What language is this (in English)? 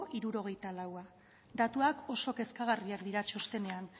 Basque